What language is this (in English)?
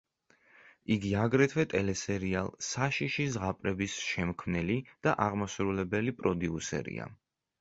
Georgian